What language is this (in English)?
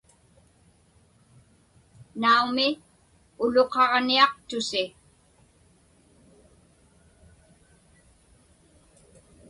Inupiaq